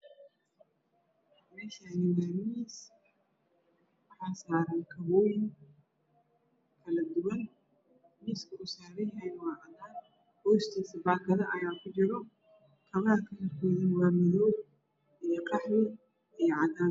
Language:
Somali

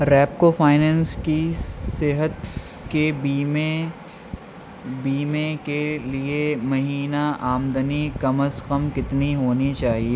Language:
Urdu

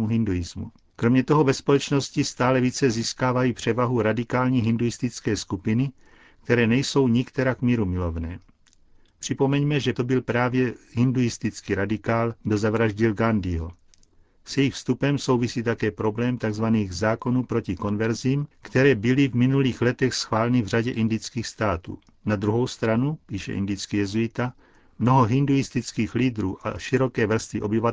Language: Czech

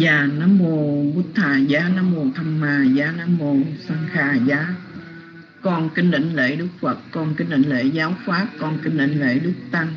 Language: Vietnamese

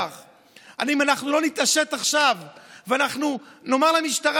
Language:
Hebrew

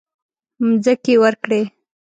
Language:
Pashto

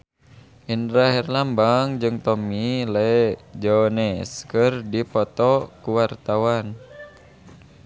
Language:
Sundanese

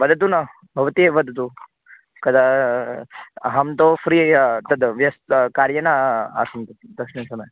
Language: Sanskrit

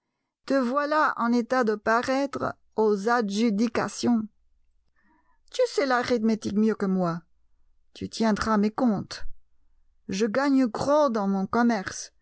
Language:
French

